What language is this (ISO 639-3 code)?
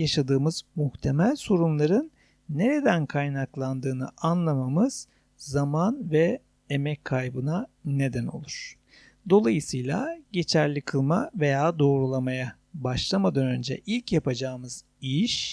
tur